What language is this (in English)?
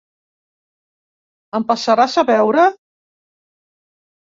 Catalan